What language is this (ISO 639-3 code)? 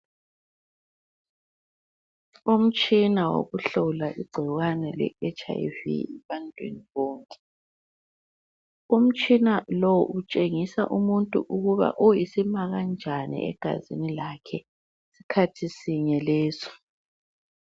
nde